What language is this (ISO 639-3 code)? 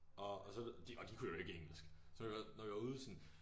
dan